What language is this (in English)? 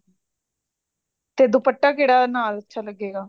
Punjabi